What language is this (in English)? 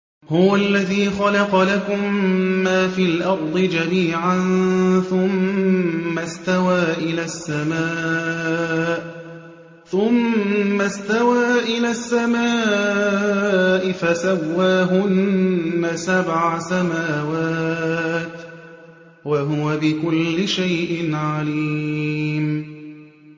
Arabic